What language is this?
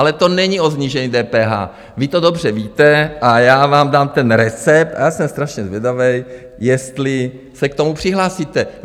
Czech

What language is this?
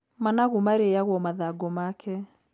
Kikuyu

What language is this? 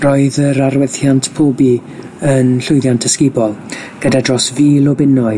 Welsh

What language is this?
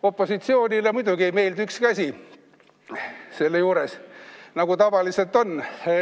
Estonian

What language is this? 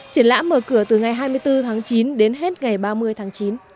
Vietnamese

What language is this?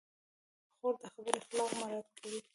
Pashto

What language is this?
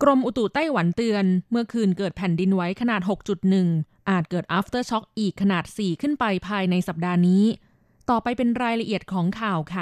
Thai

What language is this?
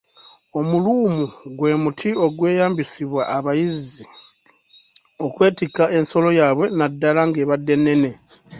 Ganda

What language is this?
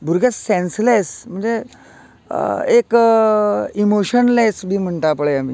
Konkani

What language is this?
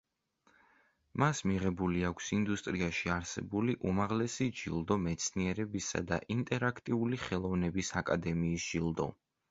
Georgian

